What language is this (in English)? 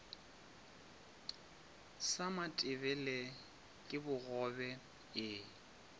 Northern Sotho